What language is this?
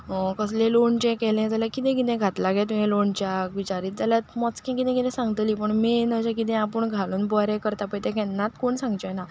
Konkani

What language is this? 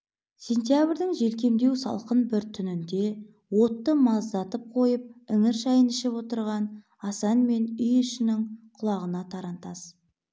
Kazakh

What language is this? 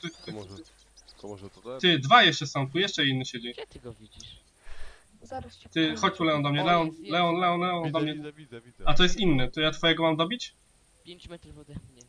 Polish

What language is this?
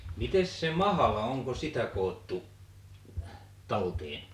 Finnish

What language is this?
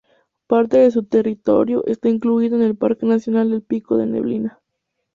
Spanish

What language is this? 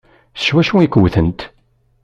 Kabyle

